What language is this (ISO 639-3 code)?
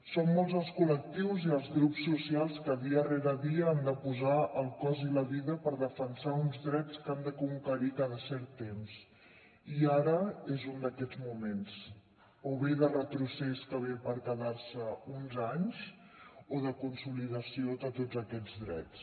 cat